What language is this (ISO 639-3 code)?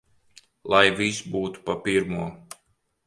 lav